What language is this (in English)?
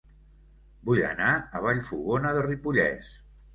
Catalan